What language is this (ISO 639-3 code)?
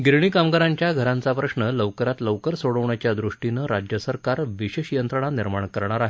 mar